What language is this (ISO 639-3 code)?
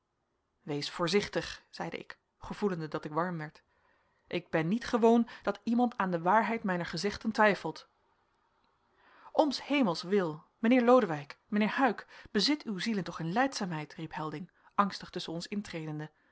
nld